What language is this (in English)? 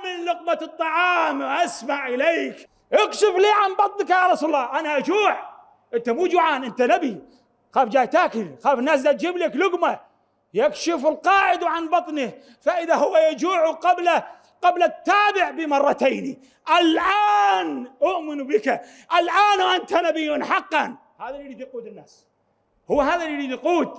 Arabic